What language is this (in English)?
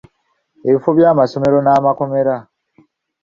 Ganda